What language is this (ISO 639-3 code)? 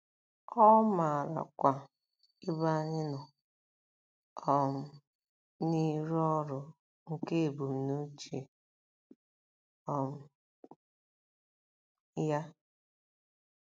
ibo